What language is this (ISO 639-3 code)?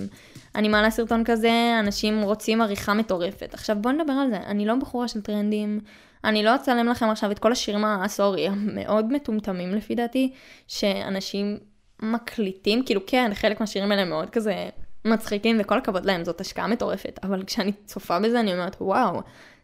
heb